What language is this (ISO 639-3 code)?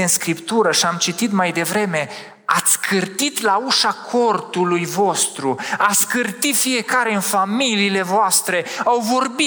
ron